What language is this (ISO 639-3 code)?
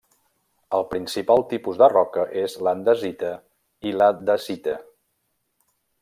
cat